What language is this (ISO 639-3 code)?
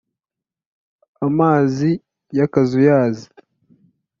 kin